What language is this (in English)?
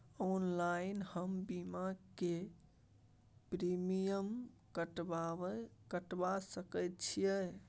Maithili